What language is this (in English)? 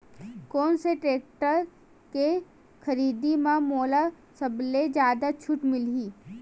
Chhattisgarhi